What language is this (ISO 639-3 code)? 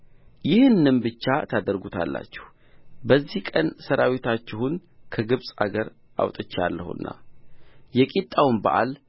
amh